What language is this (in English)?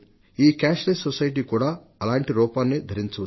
Telugu